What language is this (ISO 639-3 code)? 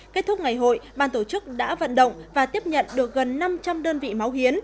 vie